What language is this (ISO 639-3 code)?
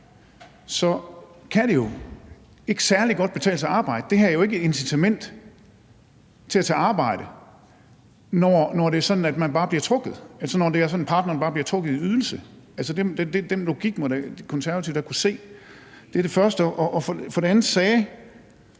dan